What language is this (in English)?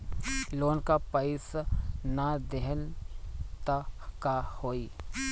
Bhojpuri